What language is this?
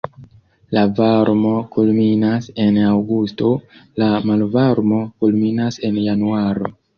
Esperanto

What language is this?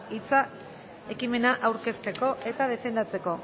Basque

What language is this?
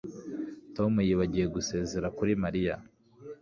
Kinyarwanda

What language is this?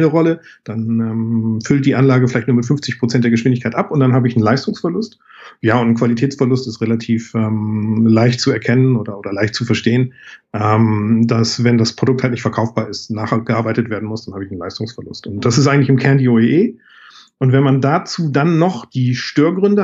German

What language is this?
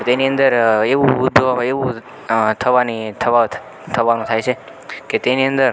Gujarati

